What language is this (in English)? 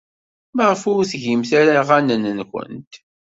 Kabyle